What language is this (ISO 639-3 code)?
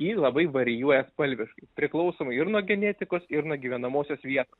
lit